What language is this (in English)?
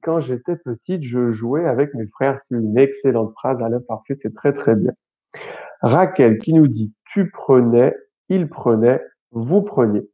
French